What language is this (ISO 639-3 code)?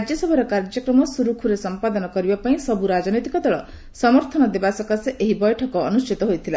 ori